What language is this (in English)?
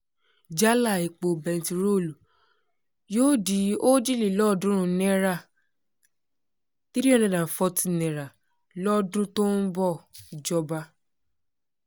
Yoruba